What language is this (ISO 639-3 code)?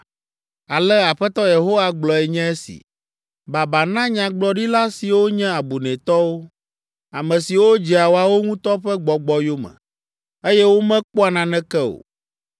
ewe